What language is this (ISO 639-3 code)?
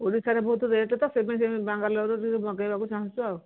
ori